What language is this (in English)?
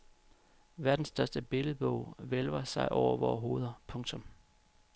Danish